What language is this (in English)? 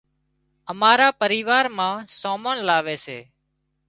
Wadiyara Koli